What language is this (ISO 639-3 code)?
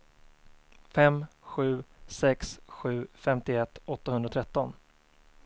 swe